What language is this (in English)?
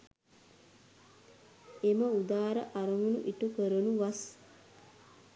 Sinhala